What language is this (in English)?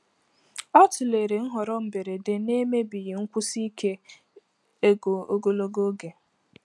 Igbo